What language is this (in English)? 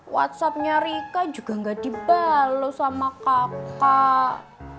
Indonesian